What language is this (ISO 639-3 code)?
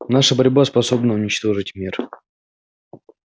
rus